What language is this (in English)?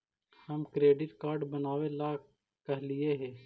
Magahi